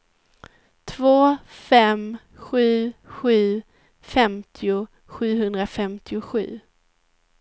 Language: Swedish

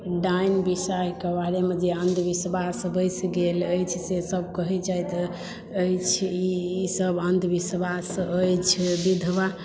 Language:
Maithili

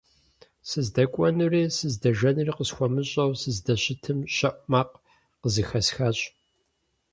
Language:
Kabardian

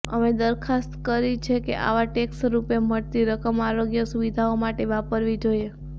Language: Gujarati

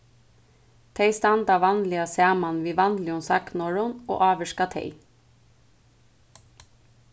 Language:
Faroese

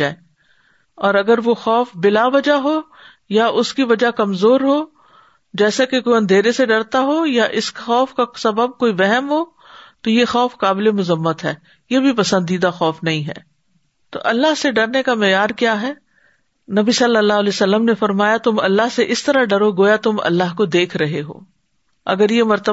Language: Urdu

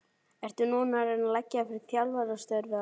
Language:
Icelandic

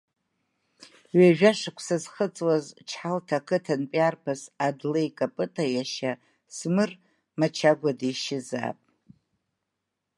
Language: Abkhazian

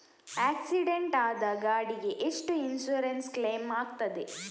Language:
Kannada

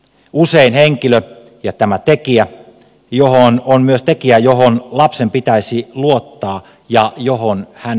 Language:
Finnish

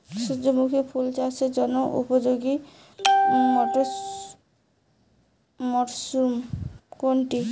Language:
Bangla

